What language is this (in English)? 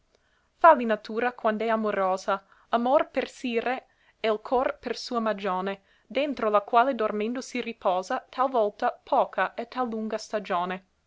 Italian